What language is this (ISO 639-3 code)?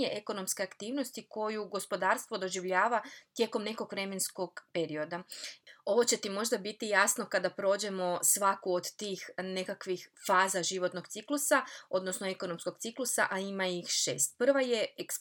hrv